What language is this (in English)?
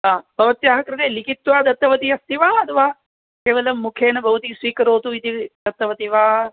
Sanskrit